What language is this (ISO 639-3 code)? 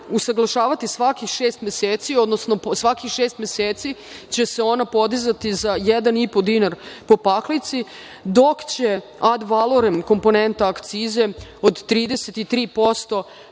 srp